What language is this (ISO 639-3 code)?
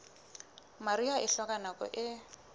sot